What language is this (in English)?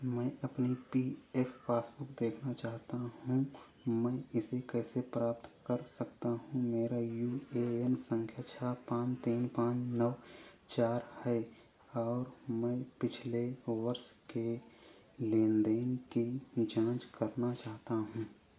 Hindi